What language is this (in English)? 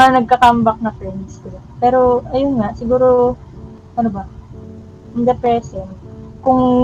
Filipino